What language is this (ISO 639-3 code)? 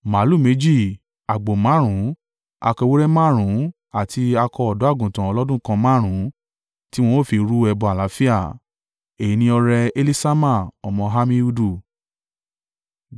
yor